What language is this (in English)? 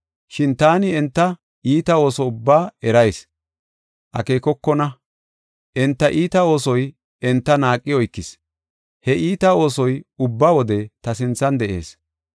Gofa